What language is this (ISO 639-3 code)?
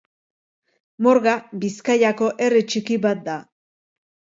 eus